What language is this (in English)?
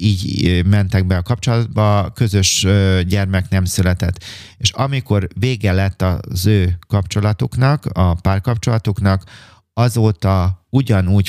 Hungarian